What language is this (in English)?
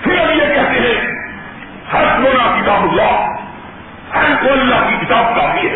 Urdu